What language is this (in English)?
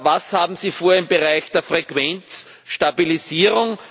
German